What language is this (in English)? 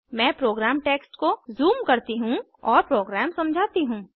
Hindi